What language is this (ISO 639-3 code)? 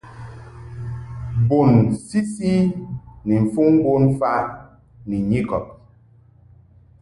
mhk